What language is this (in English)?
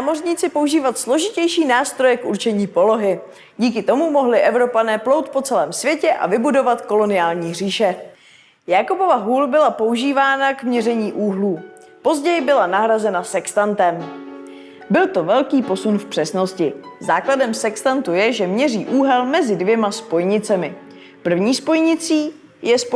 Czech